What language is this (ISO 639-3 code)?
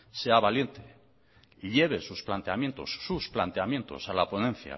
spa